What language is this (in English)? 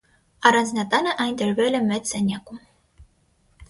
Armenian